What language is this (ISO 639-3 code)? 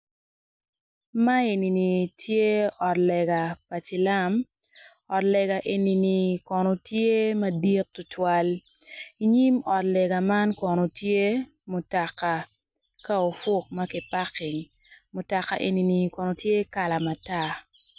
ach